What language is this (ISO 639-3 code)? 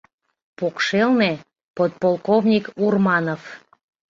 chm